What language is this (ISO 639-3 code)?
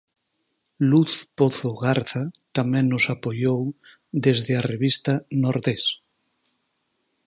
glg